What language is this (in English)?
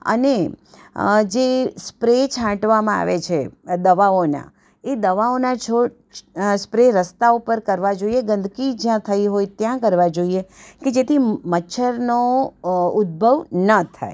Gujarati